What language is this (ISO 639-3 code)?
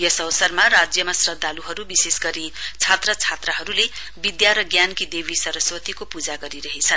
nep